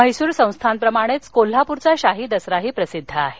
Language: Marathi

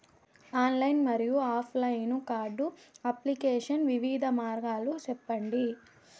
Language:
Telugu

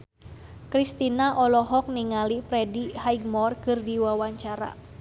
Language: Sundanese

